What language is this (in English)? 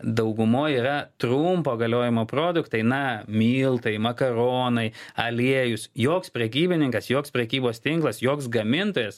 Lithuanian